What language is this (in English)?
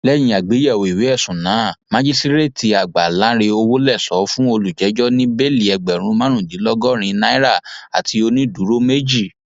Yoruba